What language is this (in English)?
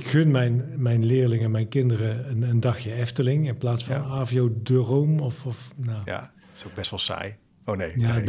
Dutch